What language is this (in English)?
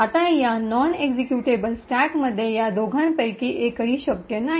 Marathi